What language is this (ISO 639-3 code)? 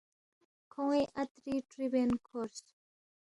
bft